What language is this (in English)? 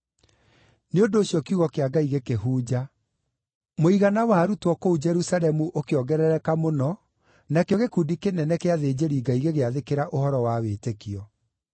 Kikuyu